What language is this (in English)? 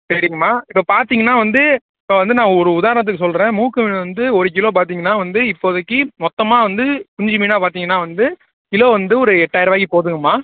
Tamil